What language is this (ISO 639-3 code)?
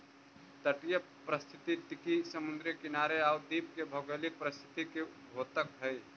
mag